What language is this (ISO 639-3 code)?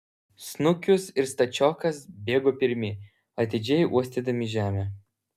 lit